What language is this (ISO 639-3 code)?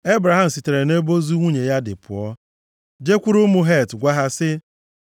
ibo